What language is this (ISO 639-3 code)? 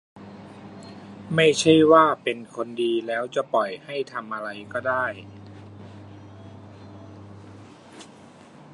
tha